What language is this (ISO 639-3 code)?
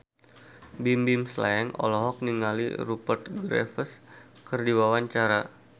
sun